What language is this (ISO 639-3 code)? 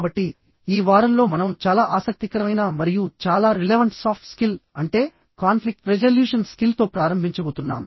tel